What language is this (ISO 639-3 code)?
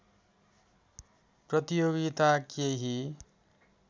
nep